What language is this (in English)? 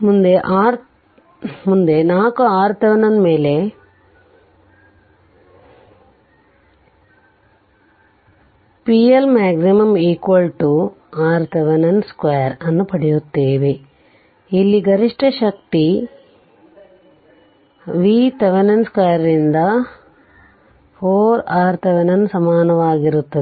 Kannada